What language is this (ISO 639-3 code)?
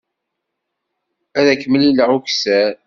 kab